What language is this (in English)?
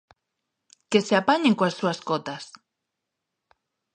Galician